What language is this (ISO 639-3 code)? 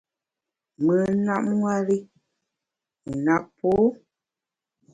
bax